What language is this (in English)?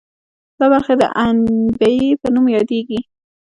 Pashto